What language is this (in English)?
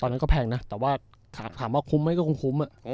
Thai